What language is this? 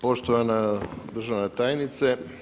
Croatian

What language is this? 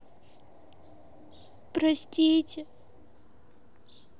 Russian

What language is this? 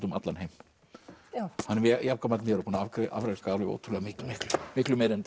Icelandic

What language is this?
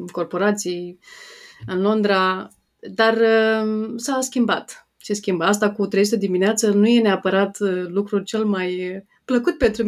Romanian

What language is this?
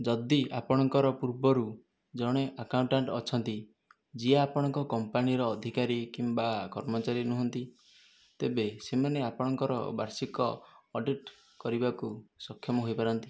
Odia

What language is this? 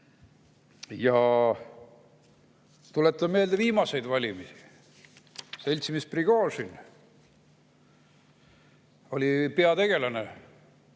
Estonian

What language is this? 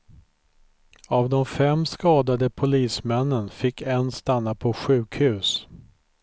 Swedish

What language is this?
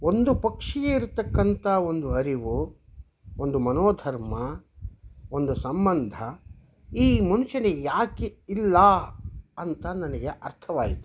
Kannada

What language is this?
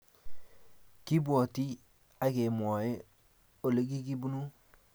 Kalenjin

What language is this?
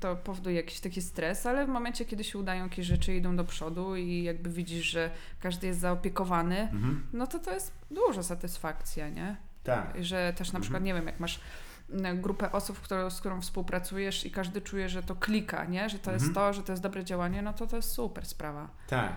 Polish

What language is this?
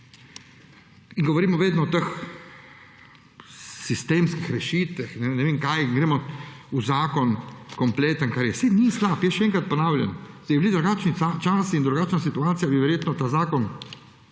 Slovenian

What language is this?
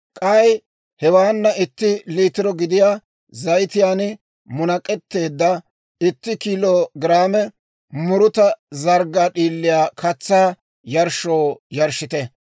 Dawro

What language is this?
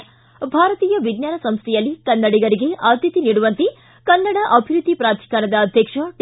Kannada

